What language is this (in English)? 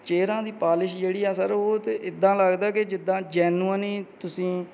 Punjabi